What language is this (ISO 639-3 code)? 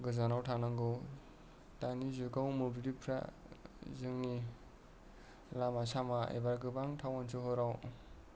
brx